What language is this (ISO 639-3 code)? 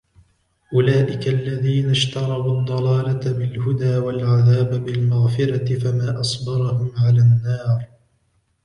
ara